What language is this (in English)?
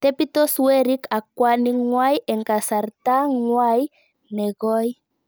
Kalenjin